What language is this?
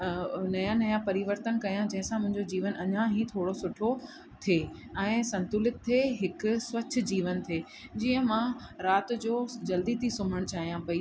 Sindhi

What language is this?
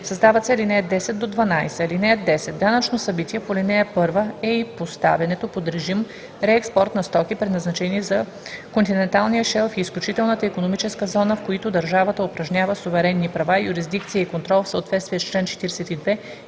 Bulgarian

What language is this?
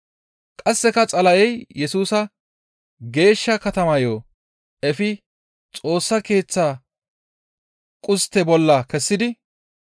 Gamo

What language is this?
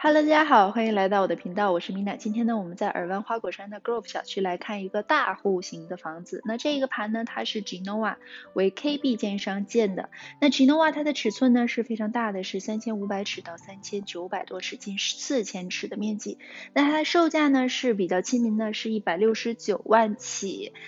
Chinese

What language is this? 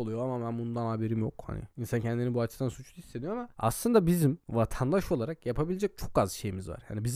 Turkish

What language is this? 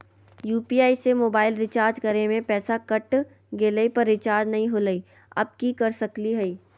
Magahi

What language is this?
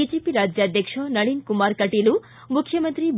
Kannada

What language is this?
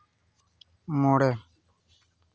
Santali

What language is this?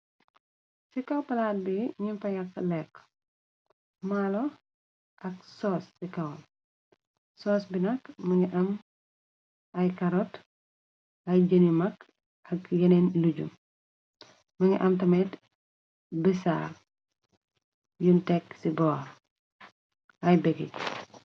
Wolof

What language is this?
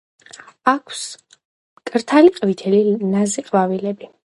Georgian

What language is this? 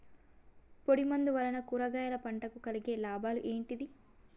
Telugu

